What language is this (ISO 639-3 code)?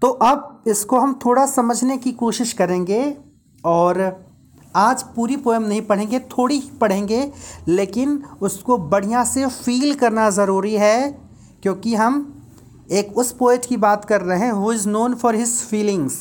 hin